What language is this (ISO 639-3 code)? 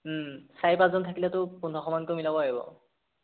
asm